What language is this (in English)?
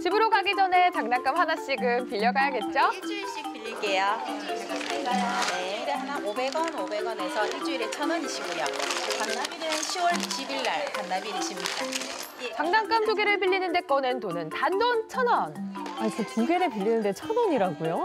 Korean